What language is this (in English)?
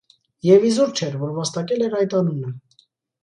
Armenian